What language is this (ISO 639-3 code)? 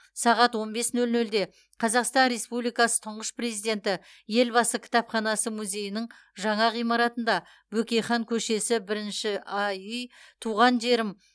kaz